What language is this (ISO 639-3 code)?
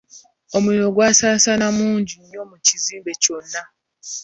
lug